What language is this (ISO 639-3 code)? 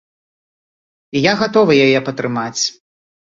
bel